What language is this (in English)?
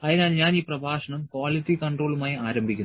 Malayalam